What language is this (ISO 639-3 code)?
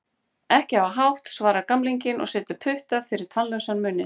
isl